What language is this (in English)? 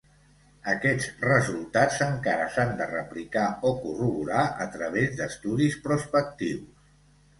Catalan